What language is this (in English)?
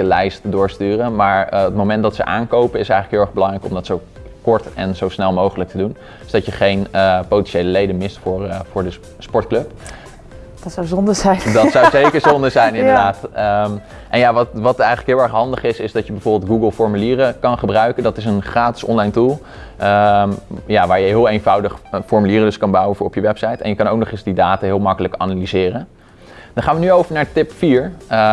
Dutch